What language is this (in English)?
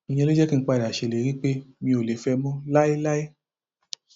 Yoruba